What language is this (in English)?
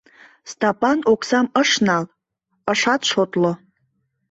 Mari